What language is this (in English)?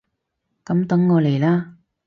Cantonese